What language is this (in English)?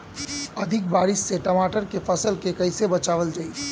Bhojpuri